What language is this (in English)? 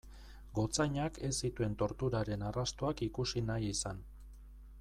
Basque